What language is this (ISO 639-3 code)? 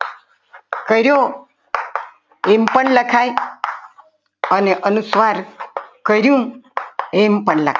guj